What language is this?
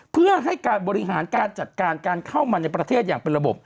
Thai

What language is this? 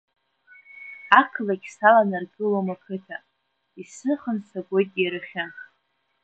Abkhazian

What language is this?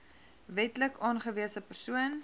Afrikaans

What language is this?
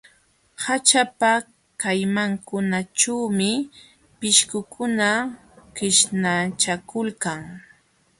Jauja Wanca Quechua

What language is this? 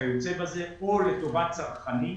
Hebrew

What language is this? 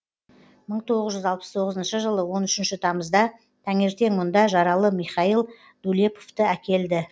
Kazakh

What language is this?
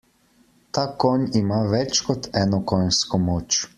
Slovenian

